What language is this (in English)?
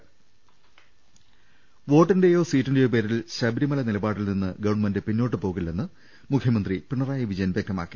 Malayalam